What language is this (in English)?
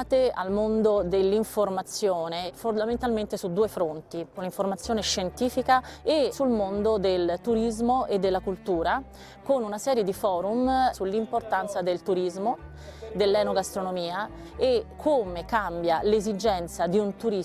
Italian